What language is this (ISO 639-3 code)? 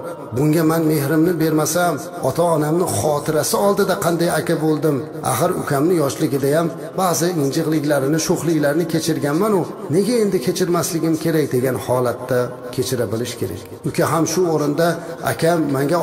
tur